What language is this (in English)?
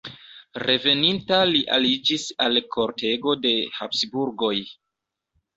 Esperanto